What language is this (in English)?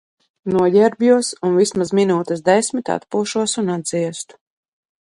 Latvian